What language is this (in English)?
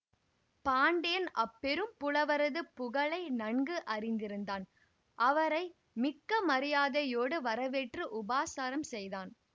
Tamil